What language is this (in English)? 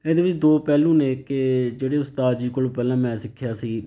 Punjabi